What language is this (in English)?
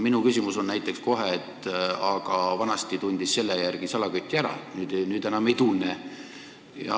Estonian